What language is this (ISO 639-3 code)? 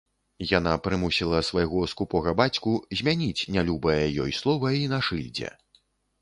bel